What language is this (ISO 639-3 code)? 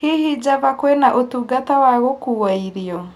kik